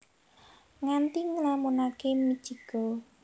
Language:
Javanese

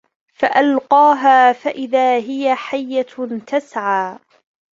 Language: Arabic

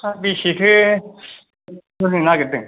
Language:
Bodo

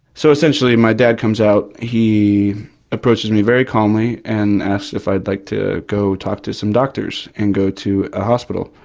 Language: English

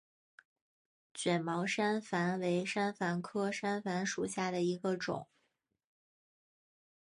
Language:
Chinese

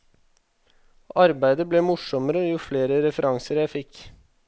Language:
Norwegian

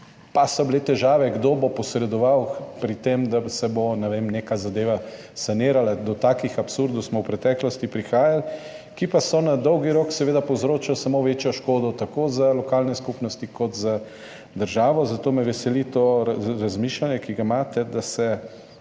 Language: Slovenian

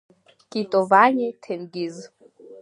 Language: Abkhazian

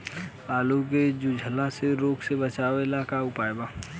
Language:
Bhojpuri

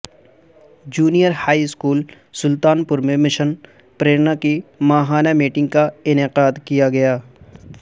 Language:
Urdu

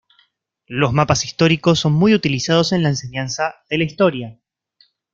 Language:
Spanish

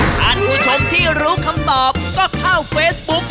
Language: Thai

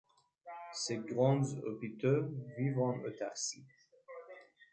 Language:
French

